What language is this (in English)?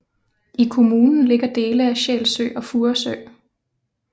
Danish